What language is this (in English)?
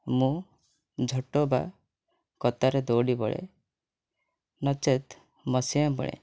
Odia